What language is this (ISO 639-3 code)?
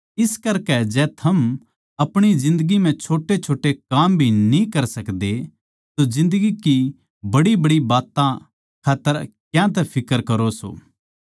bgc